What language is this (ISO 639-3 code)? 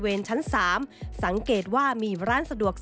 tha